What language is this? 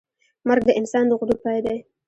Pashto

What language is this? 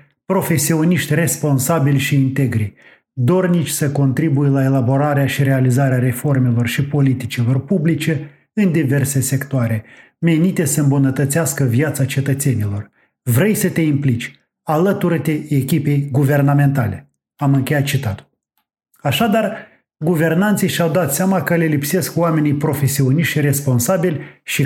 Romanian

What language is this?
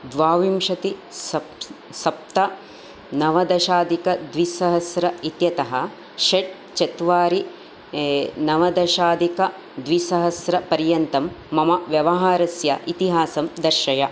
Sanskrit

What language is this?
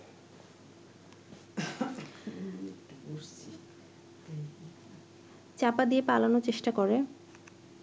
Bangla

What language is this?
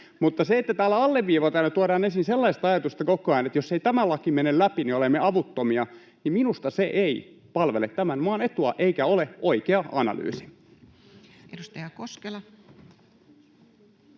Finnish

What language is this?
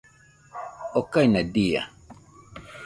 Nüpode Huitoto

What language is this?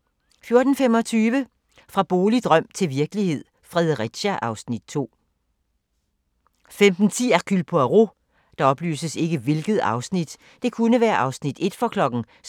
Danish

